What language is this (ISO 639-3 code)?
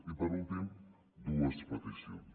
cat